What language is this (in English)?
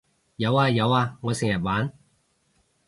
Cantonese